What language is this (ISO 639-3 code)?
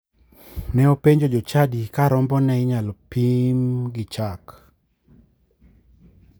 luo